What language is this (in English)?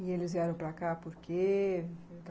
Portuguese